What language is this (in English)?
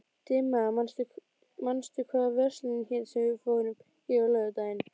Icelandic